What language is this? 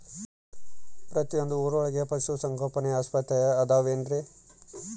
Kannada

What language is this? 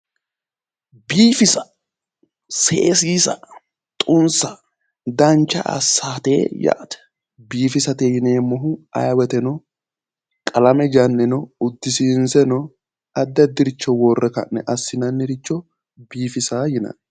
Sidamo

